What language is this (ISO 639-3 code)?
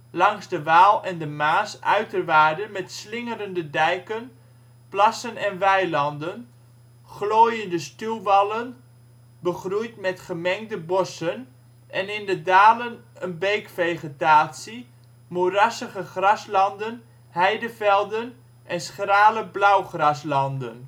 nld